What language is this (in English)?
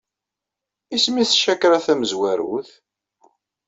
Kabyle